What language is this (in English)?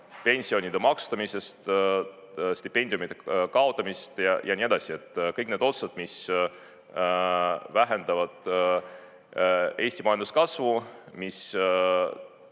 Estonian